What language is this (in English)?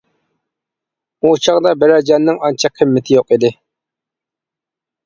Uyghur